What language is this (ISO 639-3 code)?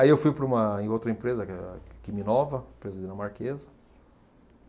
por